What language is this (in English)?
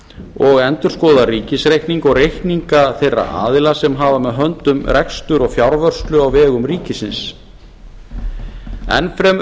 Icelandic